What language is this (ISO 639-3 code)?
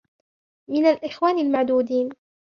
ara